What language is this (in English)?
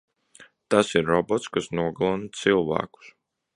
Latvian